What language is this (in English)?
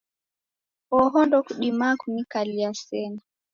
Taita